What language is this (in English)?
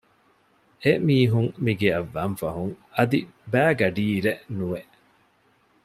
Divehi